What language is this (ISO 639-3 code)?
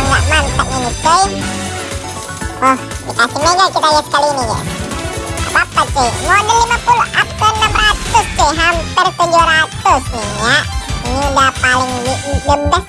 ind